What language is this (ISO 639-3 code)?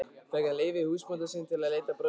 isl